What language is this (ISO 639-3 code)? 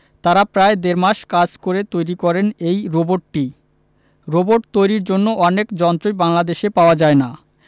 ben